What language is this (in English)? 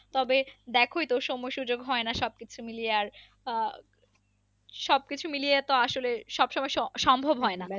Bangla